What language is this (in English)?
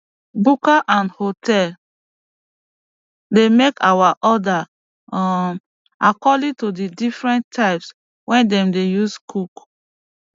Nigerian Pidgin